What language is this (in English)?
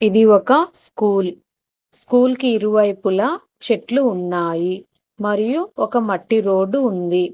Telugu